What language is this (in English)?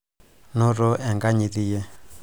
Masai